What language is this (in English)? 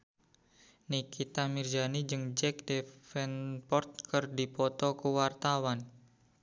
Sundanese